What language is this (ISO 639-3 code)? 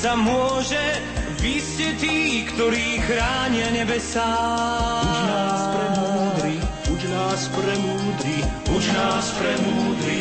slk